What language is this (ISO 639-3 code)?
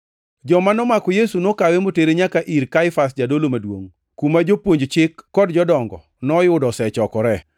luo